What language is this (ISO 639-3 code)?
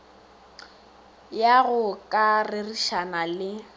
nso